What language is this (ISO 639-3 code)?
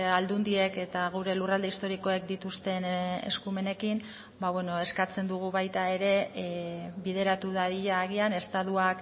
eus